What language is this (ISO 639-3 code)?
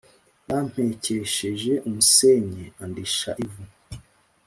kin